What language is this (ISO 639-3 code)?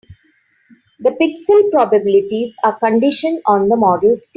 eng